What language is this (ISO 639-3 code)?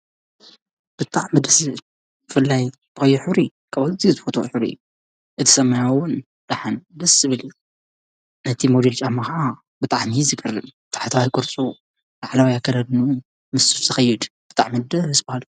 tir